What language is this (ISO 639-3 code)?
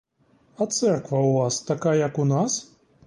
ukr